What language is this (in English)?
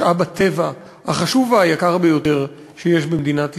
Hebrew